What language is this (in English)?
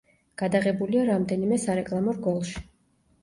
Georgian